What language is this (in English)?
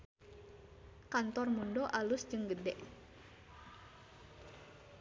Sundanese